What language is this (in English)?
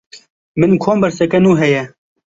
Kurdish